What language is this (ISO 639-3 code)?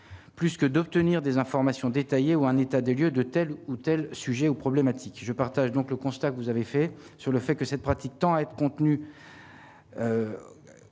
fra